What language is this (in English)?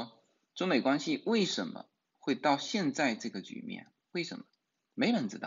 Chinese